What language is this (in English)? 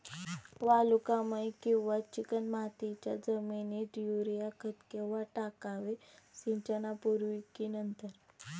Marathi